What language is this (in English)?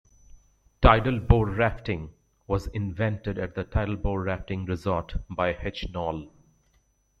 English